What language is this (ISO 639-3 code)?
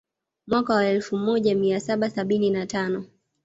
swa